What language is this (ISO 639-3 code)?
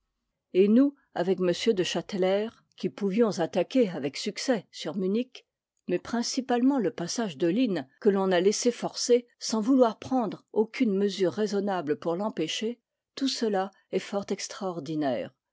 fra